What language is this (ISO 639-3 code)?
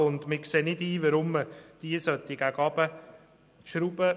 gsw